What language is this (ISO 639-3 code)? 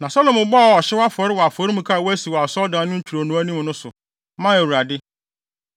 aka